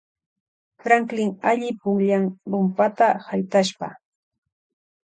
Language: Loja Highland Quichua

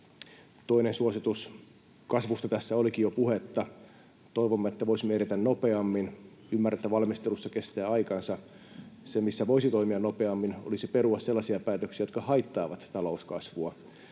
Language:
Finnish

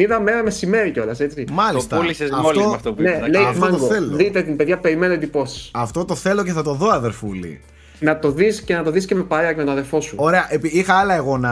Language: Greek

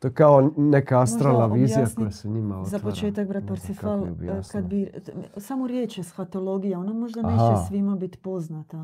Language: Croatian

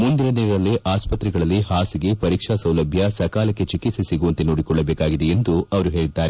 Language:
Kannada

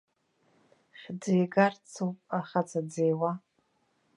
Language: Abkhazian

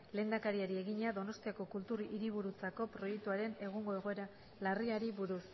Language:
Basque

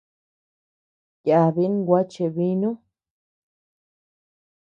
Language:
Tepeuxila Cuicatec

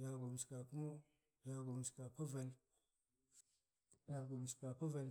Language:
Goemai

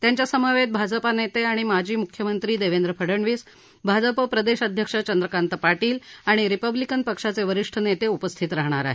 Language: Marathi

